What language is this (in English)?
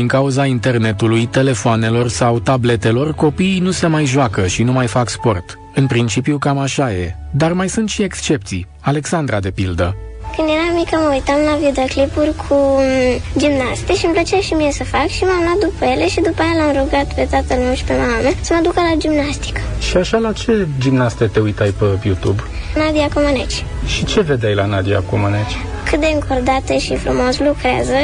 Romanian